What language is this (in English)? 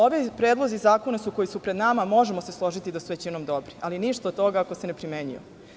Serbian